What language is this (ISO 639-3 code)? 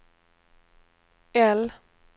swe